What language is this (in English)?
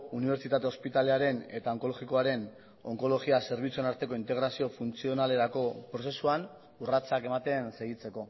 Basque